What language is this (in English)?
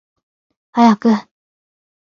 Japanese